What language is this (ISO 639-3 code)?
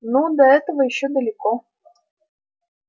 rus